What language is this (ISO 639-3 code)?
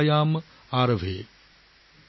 asm